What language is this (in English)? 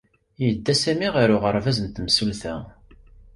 Kabyle